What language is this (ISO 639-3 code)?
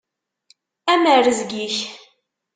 kab